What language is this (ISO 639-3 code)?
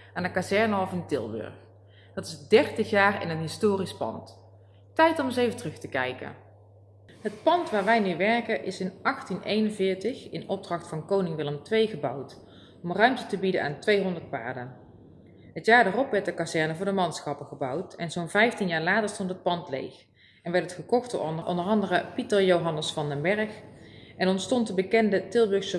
nld